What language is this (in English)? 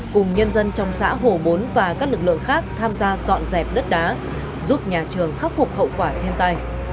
Vietnamese